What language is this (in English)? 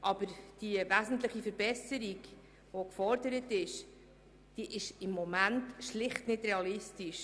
Swiss German